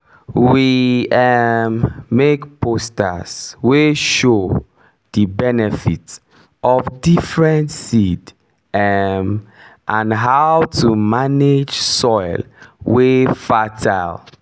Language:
Nigerian Pidgin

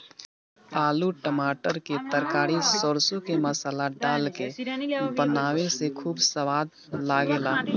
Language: Bhojpuri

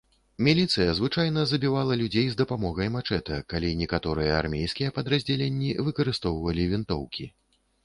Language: Belarusian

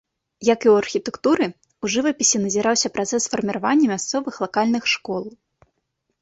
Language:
Belarusian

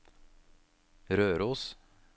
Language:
Norwegian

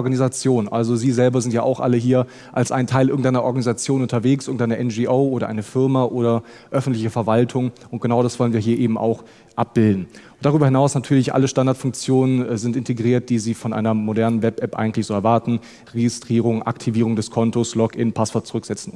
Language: German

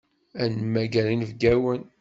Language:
Kabyle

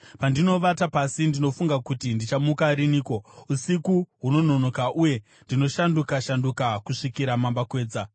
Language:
Shona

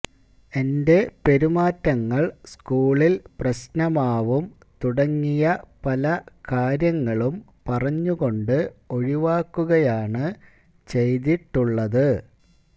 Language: Malayalam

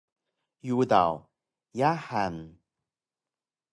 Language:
Taroko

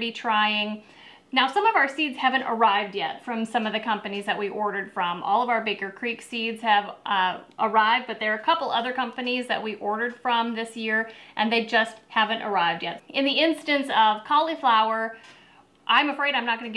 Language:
English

